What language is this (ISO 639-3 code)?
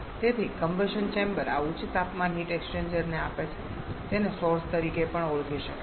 guj